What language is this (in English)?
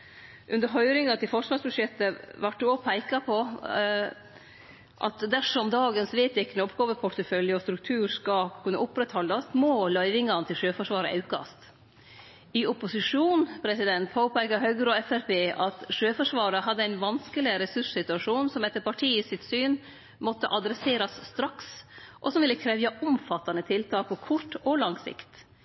Norwegian Nynorsk